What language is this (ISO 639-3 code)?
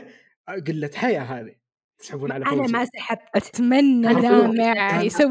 ara